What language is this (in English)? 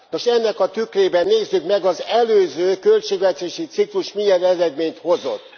Hungarian